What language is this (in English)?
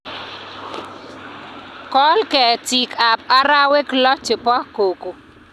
Kalenjin